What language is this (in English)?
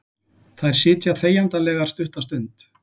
Icelandic